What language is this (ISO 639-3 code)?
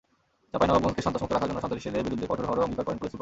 ben